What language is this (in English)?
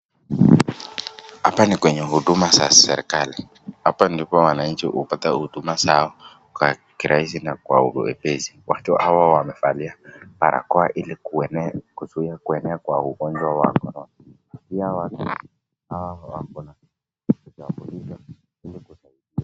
Swahili